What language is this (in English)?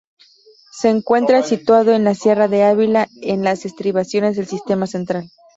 Spanish